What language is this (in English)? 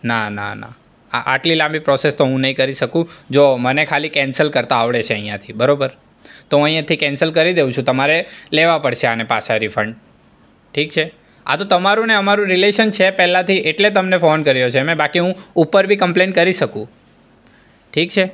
Gujarati